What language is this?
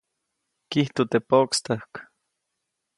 Copainalá Zoque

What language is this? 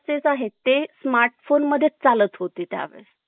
Marathi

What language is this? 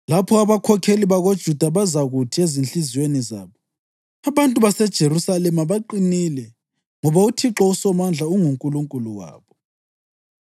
North Ndebele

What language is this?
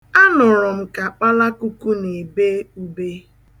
Igbo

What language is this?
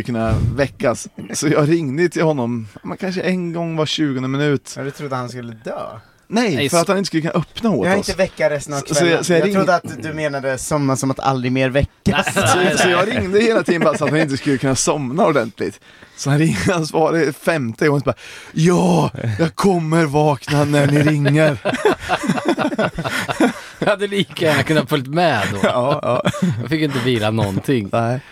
Swedish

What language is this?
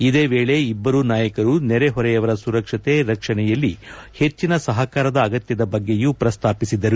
Kannada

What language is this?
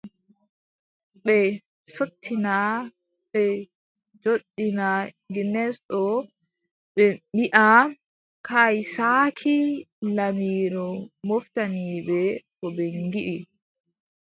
Adamawa Fulfulde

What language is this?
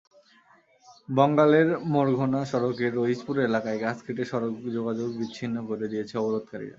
Bangla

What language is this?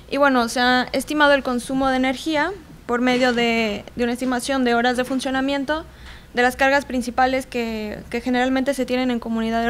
Spanish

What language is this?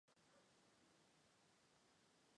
Chinese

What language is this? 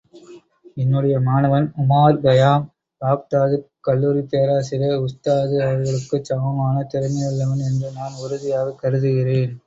Tamil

